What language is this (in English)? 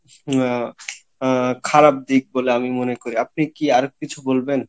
Bangla